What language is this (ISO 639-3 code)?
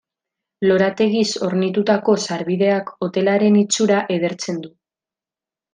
eus